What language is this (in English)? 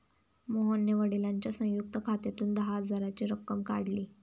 Marathi